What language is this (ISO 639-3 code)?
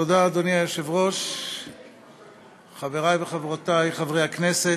heb